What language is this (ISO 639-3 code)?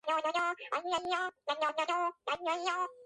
kat